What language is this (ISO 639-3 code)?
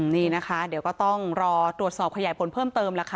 tha